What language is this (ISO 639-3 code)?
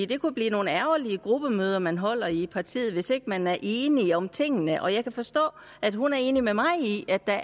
dan